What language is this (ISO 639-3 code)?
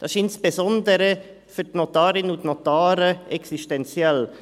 gsw